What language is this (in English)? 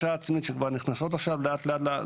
Hebrew